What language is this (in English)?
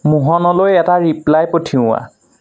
Assamese